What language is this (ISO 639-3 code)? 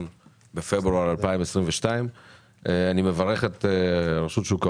heb